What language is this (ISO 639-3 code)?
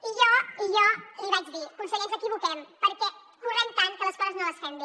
cat